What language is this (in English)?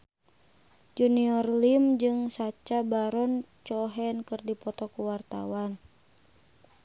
Sundanese